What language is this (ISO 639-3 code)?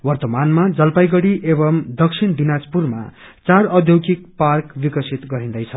nep